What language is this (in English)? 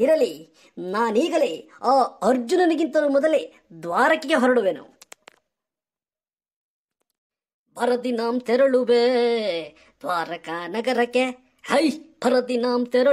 Romanian